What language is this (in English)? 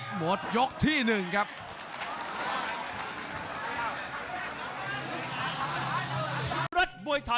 Thai